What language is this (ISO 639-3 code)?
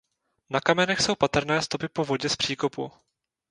ces